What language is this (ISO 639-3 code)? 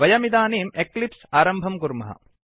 san